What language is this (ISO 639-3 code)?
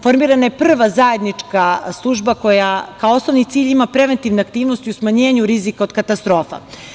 srp